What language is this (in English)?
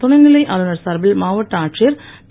Tamil